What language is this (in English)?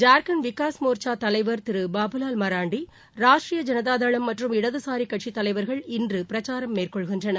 Tamil